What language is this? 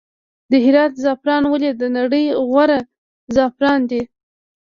Pashto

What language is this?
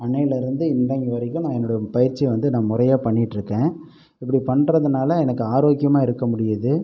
Tamil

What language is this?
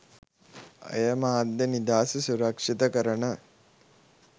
Sinhala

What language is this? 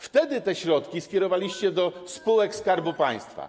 Polish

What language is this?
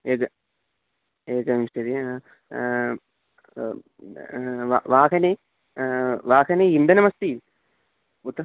Sanskrit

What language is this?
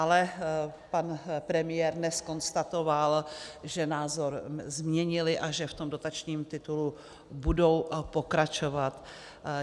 Czech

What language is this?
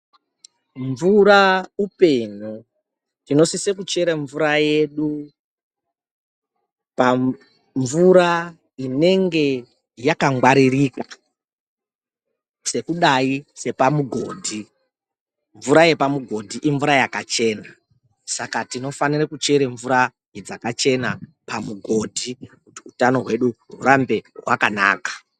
Ndau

